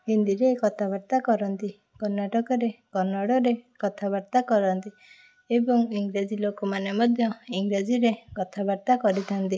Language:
Odia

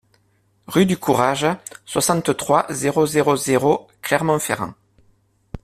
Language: French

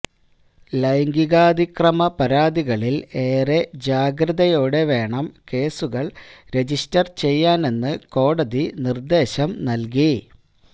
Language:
Malayalam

